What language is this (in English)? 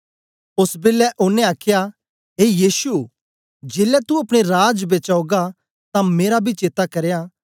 Dogri